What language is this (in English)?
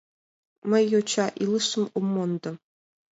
Mari